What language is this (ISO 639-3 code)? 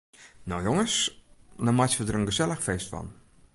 fry